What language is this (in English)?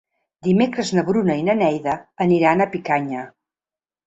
Catalan